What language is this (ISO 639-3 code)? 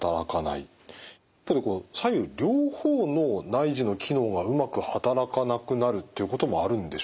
jpn